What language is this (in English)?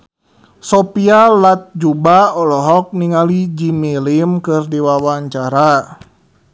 Sundanese